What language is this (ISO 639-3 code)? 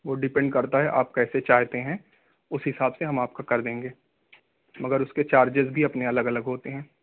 urd